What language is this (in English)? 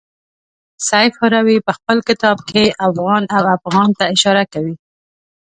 Pashto